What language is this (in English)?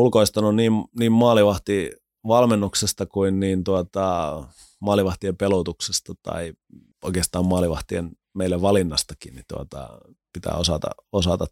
Finnish